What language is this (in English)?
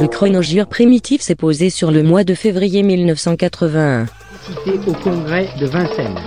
French